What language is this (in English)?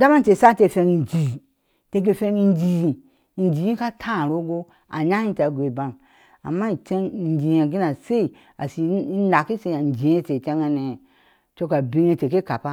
Ashe